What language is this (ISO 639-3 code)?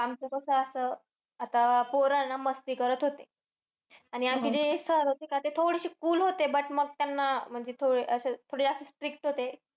mar